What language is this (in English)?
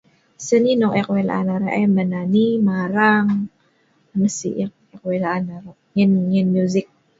Sa'ban